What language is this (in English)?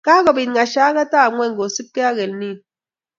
Kalenjin